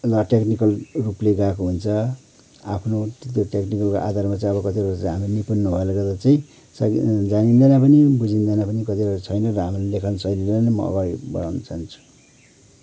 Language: Nepali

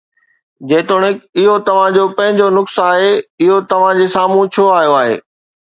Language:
Sindhi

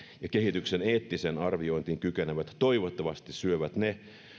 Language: Finnish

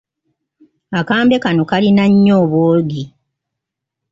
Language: Ganda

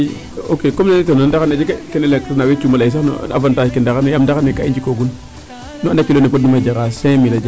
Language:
Serer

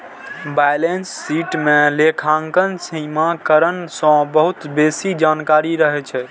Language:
Maithili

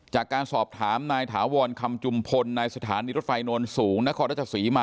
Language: Thai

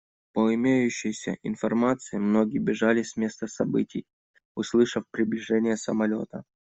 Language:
Russian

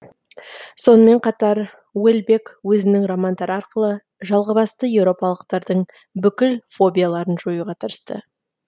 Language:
Kazakh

